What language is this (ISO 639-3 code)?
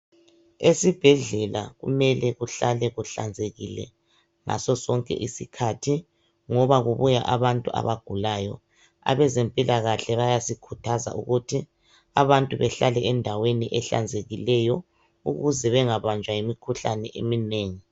nde